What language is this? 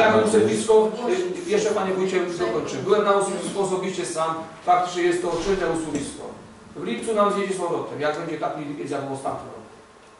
Polish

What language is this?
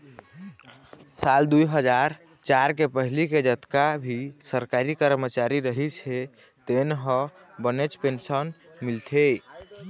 Chhattisgarhi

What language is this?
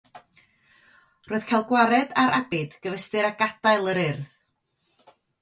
Welsh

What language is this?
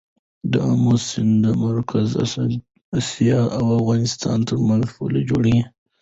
Pashto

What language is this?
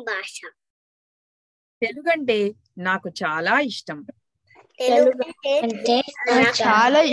Telugu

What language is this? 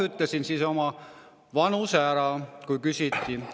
Estonian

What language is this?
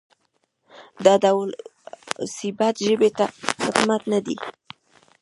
Pashto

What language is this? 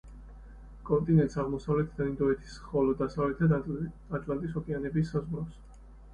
Georgian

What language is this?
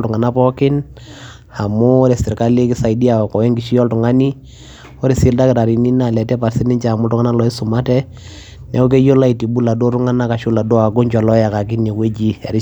Masai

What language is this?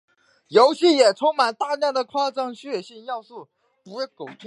Chinese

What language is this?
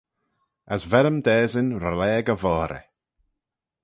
Manx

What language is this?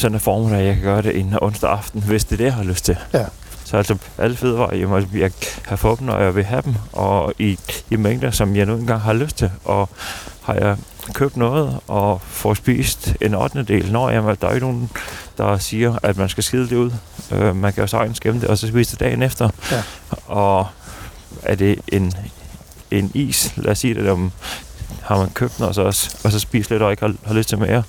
Danish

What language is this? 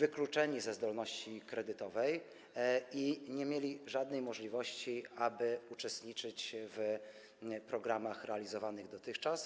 Polish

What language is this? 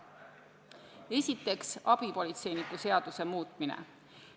Estonian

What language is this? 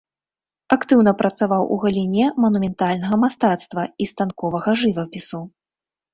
Belarusian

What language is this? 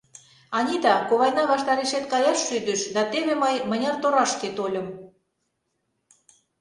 Mari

